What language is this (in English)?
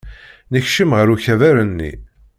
Kabyle